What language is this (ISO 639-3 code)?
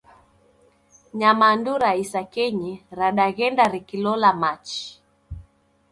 dav